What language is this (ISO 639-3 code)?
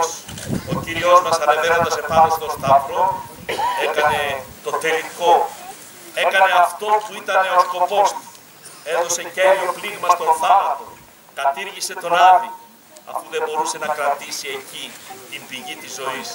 ell